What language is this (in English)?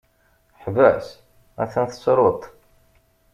Kabyle